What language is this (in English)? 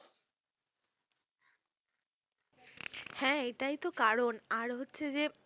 Bangla